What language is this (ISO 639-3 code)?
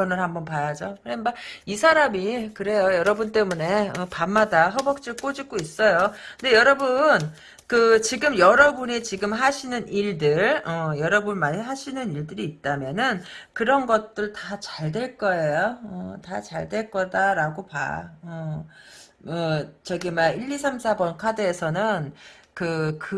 kor